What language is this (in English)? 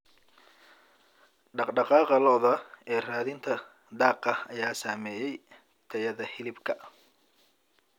Somali